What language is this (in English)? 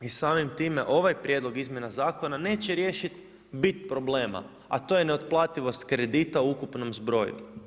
Croatian